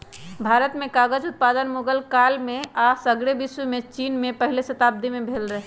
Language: Magahi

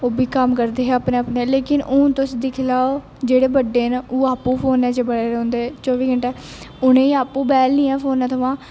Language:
Dogri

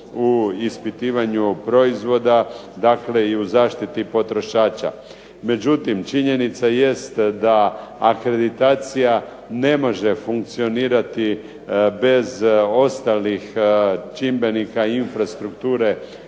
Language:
Croatian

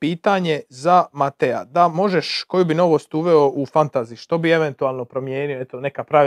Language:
Croatian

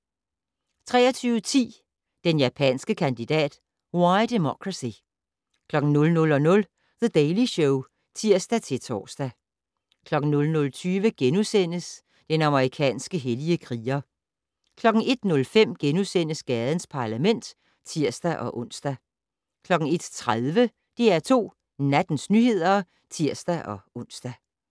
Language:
Danish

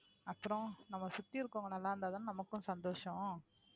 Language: Tamil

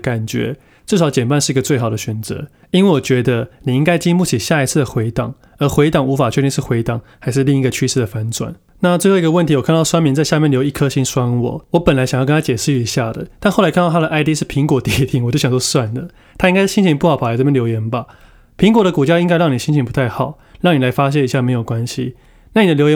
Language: Chinese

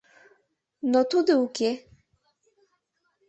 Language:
Mari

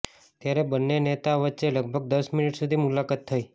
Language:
Gujarati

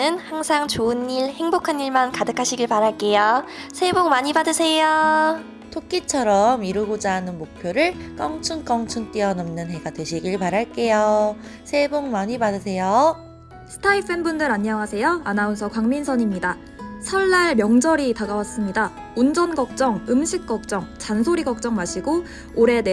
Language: Korean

